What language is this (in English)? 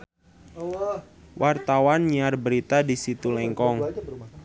Sundanese